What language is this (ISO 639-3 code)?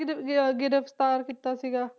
pan